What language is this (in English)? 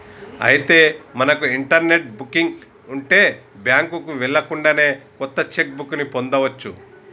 Telugu